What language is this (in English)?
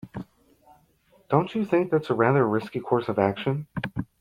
English